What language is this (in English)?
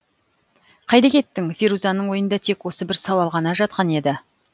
Kazakh